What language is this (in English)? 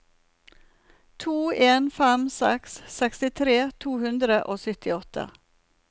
Norwegian